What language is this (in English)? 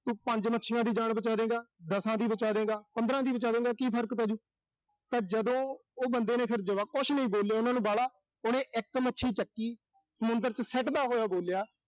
Punjabi